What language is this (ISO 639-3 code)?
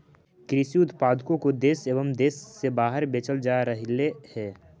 mag